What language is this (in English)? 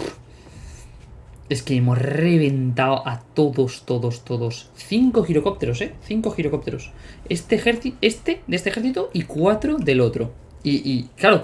Spanish